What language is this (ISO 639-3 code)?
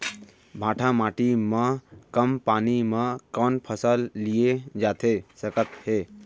hne